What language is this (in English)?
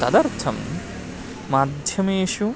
Sanskrit